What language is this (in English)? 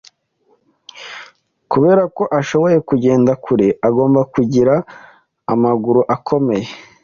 Kinyarwanda